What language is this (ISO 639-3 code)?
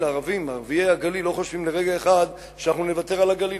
heb